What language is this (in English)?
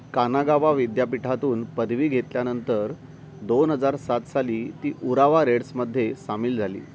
Marathi